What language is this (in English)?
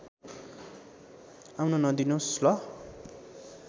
Nepali